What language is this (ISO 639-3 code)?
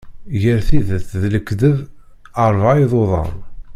kab